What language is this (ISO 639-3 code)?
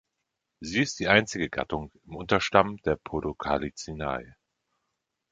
deu